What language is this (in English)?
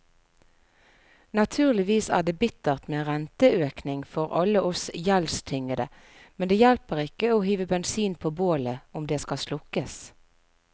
Norwegian